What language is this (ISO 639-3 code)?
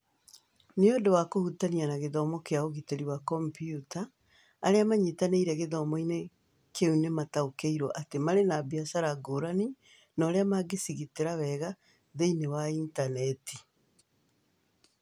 kik